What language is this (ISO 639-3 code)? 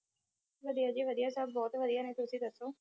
pan